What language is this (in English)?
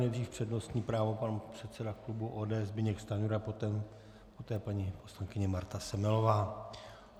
Czech